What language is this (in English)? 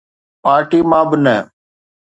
Sindhi